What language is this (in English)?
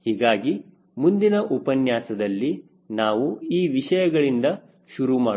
Kannada